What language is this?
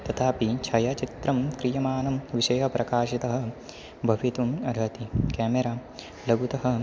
Sanskrit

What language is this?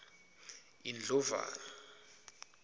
Swati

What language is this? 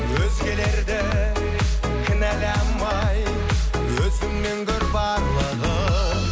Kazakh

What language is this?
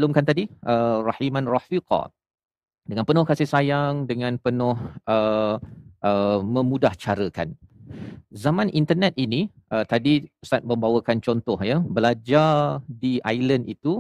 Malay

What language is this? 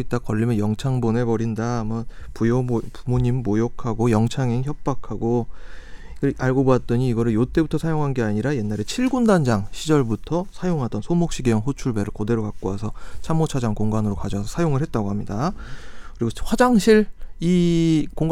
Korean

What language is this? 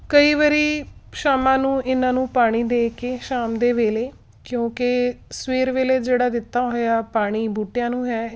Punjabi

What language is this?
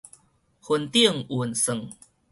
Min Nan Chinese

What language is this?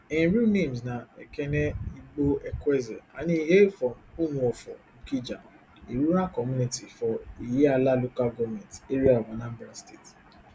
Nigerian Pidgin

